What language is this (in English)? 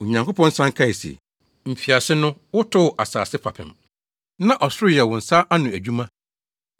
Akan